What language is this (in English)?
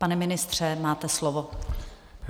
Czech